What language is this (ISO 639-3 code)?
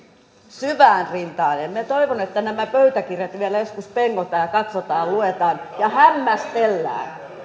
fin